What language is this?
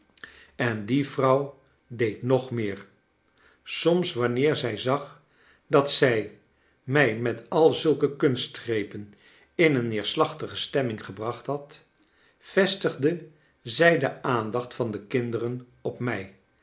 Dutch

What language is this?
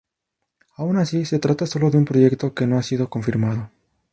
Spanish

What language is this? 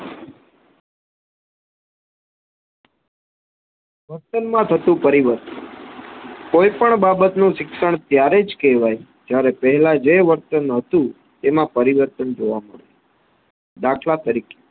Gujarati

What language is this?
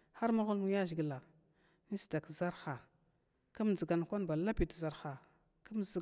Glavda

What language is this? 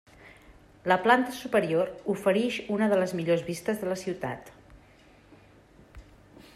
Catalan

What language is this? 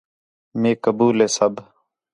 Khetrani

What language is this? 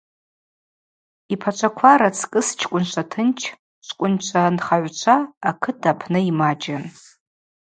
Abaza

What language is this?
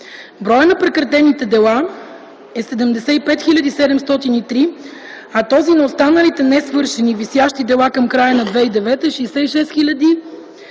Bulgarian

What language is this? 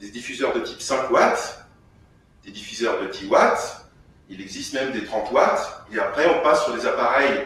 French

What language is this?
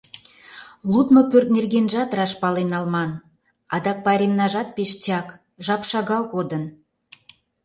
Mari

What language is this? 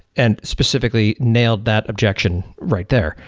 English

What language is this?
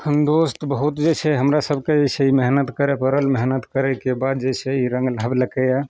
Maithili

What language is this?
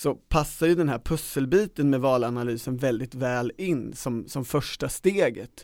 Swedish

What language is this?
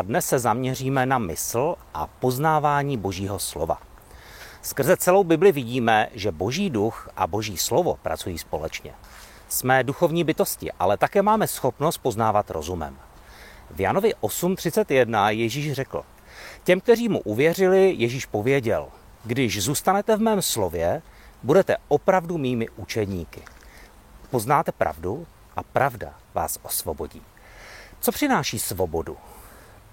Czech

